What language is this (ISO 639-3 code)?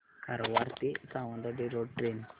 mar